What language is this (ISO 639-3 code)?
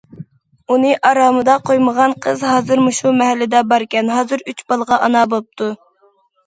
uig